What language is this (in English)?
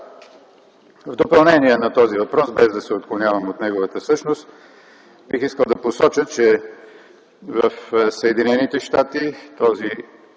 Bulgarian